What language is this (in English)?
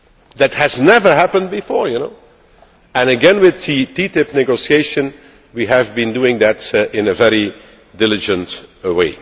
English